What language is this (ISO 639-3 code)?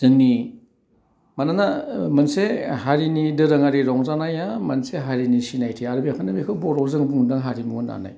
brx